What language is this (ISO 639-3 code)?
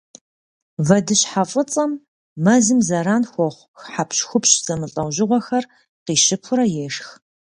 kbd